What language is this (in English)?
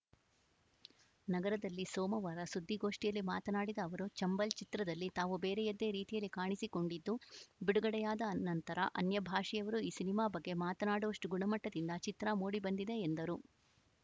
Kannada